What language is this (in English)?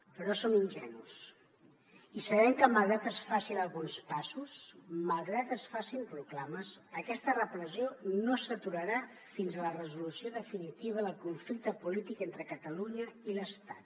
Catalan